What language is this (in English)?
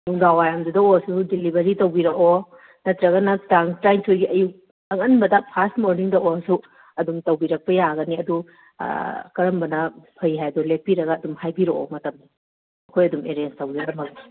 Manipuri